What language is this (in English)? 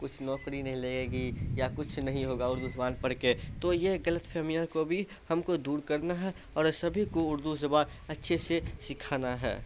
Urdu